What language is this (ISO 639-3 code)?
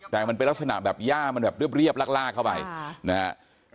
tha